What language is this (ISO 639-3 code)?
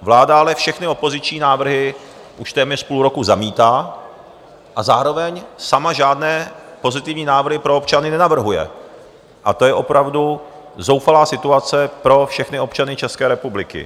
ces